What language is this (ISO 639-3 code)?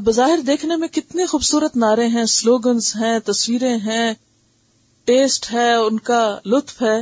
urd